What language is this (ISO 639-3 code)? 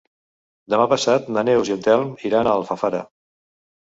cat